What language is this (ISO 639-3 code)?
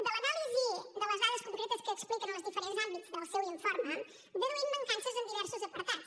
cat